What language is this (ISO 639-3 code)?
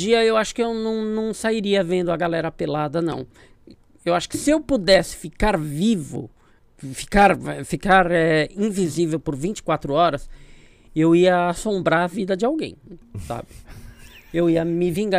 por